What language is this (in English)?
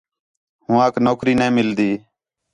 Khetrani